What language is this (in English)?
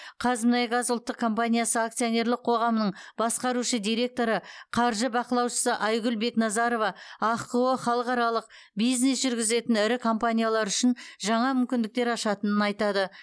Kazakh